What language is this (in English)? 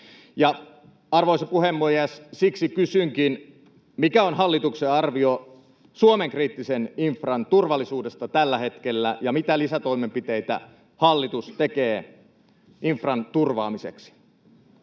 Finnish